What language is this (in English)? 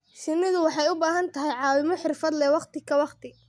Somali